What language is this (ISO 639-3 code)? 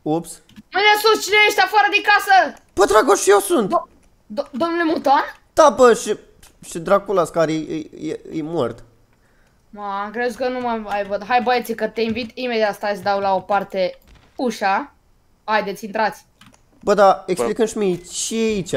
ron